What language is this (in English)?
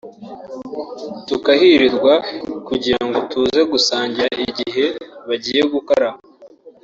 Kinyarwanda